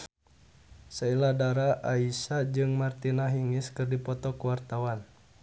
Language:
Sundanese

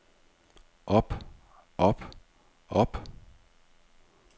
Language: Danish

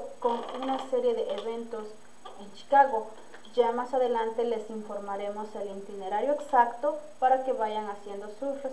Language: Spanish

